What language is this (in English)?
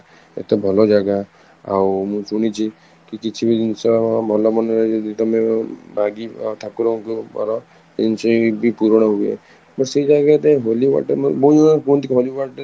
Odia